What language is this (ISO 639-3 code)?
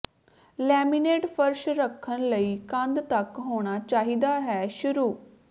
pan